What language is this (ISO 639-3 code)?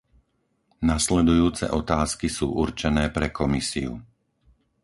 slk